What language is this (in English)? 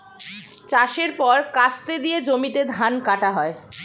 Bangla